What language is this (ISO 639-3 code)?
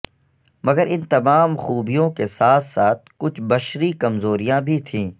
urd